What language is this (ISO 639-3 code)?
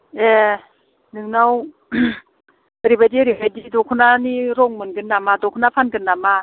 brx